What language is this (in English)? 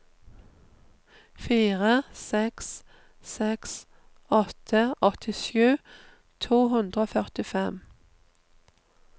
Norwegian